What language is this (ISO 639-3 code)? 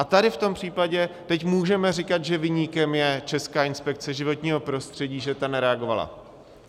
ces